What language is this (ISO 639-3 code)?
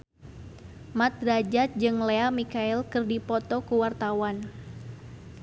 sun